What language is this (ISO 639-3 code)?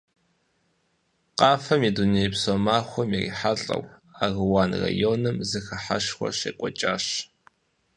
kbd